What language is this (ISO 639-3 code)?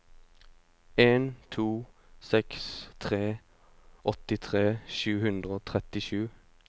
nor